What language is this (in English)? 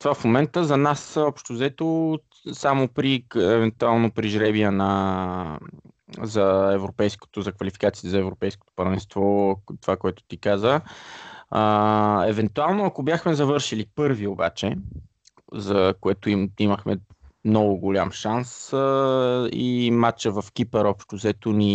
Bulgarian